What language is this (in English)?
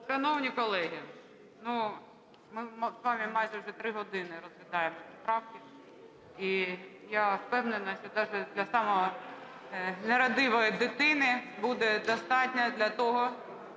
Ukrainian